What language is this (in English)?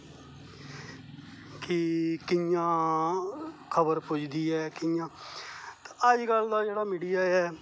Dogri